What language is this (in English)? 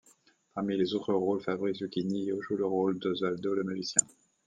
French